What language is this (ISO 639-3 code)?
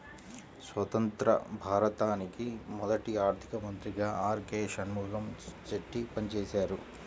tel